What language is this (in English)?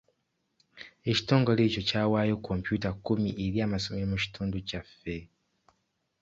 Ganda